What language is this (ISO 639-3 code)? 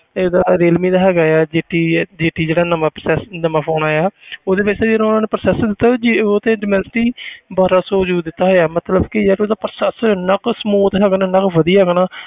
pan